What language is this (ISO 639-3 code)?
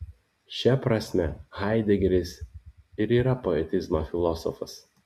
lit